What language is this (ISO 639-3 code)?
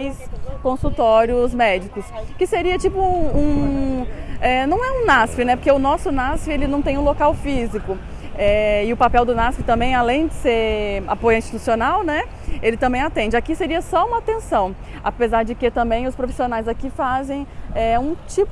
por